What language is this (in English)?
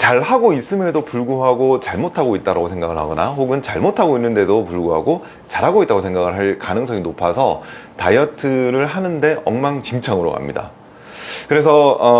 Korean